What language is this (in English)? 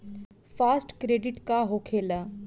Bhojpuri